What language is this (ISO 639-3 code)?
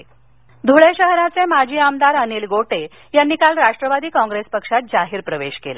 mar